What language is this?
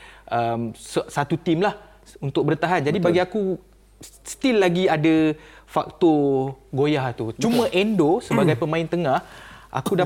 Malay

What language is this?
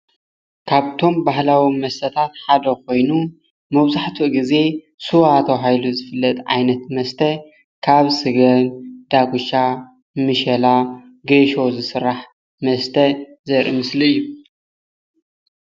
Tigrinya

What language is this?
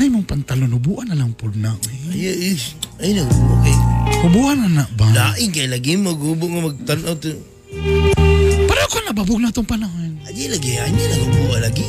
Filipino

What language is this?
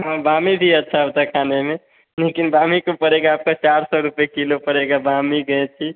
Hindi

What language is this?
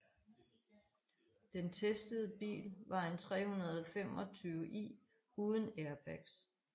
Danish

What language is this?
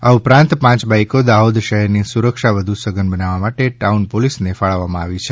Gujarati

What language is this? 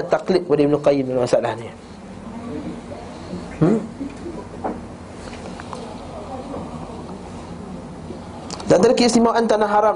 Malay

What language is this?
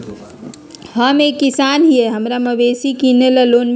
Magahi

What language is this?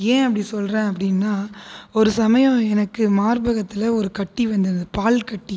Tamil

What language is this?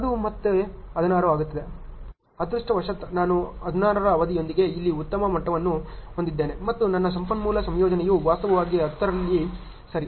Kannada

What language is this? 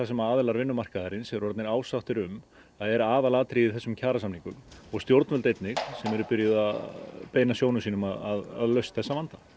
Icelandic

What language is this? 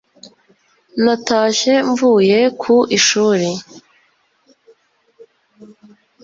Kinyarwanda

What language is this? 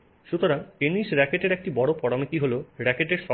Bangla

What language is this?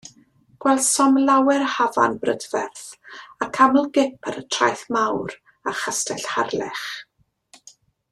Welsh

